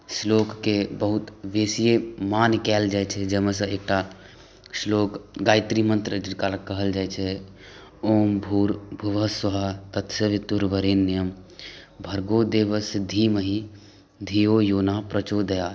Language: Maithili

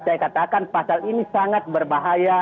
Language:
Indonesian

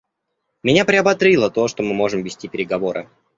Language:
Russian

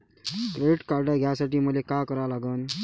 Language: Marathi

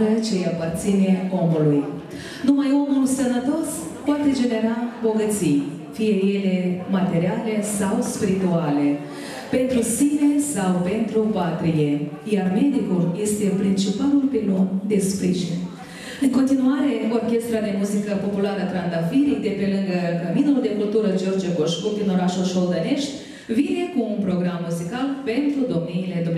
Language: Romanian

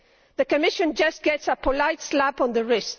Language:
English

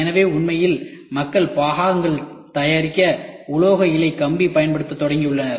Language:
Tamil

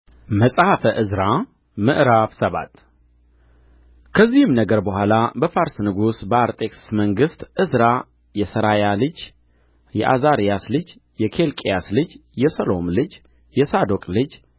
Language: Amharic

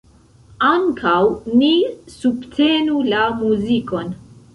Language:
Esperanto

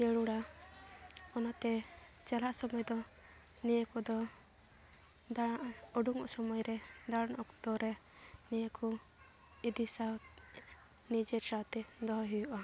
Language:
Santali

